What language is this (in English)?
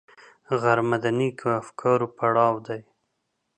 Pashto